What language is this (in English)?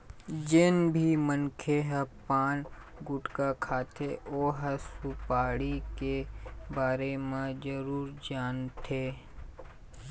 Chhattisgarhi